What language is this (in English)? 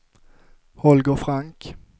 Swedish